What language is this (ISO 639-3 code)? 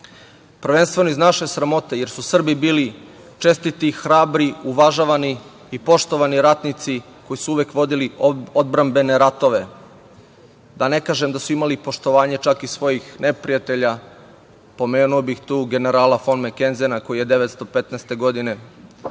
srp